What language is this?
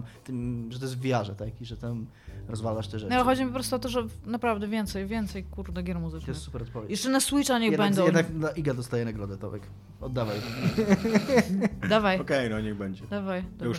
Polish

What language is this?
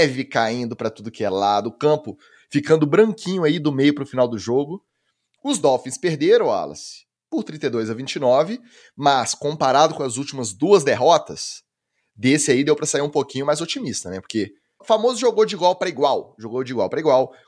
Portuguese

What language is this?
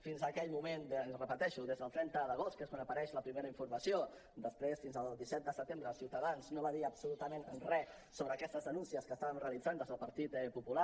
Catalan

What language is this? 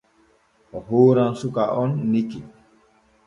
Borgu Fulfulde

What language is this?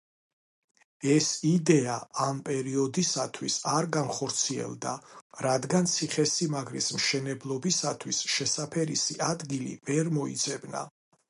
Georgian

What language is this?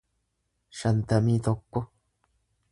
Oromo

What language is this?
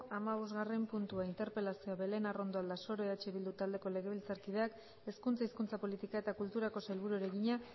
Basque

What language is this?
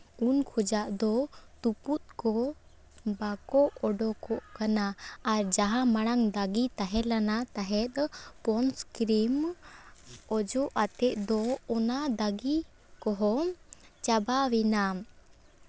Santali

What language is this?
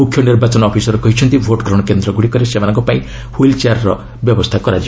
Odia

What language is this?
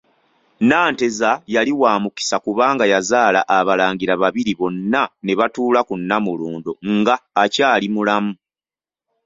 Ganda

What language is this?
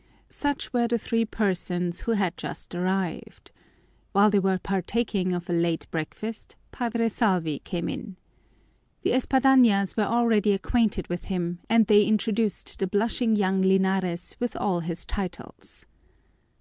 English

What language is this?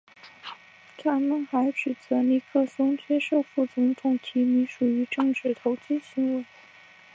Chinese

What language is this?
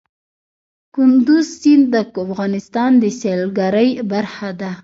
Pashto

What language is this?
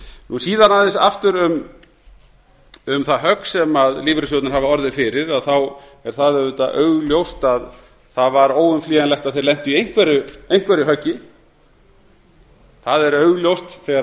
Icelandic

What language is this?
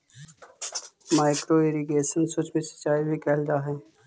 Magahi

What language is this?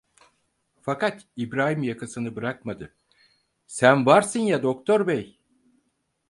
Turkish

